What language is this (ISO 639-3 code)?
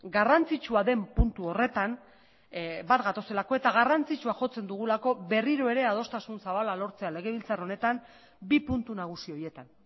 eus